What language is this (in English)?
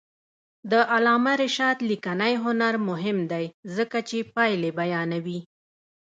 Pashto